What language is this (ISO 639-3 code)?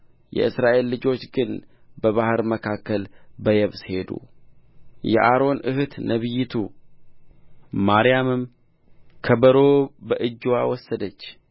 amh